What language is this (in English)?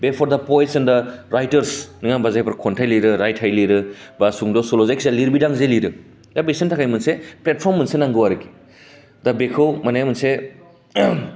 Bodo